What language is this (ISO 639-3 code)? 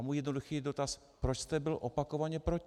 ces